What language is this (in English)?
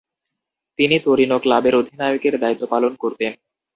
Bangla